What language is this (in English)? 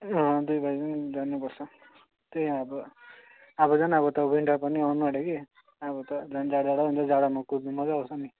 Nepali